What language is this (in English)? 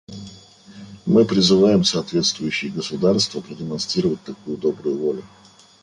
Russian